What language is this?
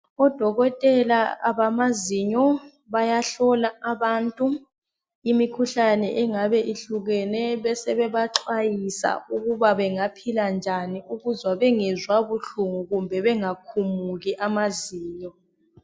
North Ndebele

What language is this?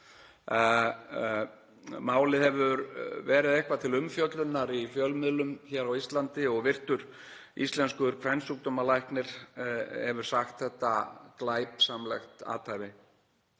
Icelandic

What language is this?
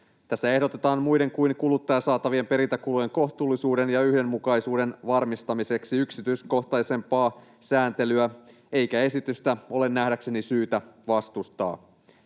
Finnish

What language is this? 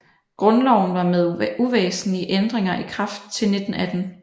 Danish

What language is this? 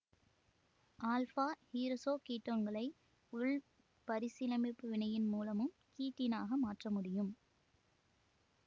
Tamil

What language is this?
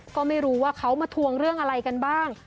Thai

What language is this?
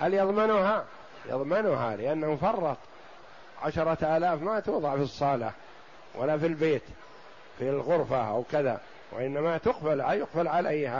Arabic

